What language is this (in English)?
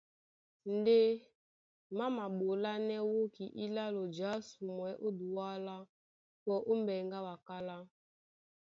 Duala